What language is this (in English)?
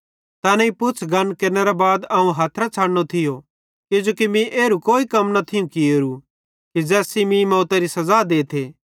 Bhadrawahi